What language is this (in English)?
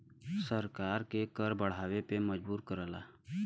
Bhojpuri